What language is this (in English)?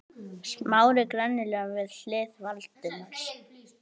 Icelandic